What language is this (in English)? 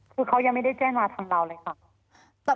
Thai